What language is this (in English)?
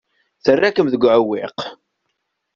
Kabyle